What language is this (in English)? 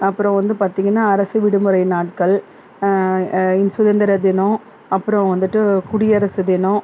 Tamil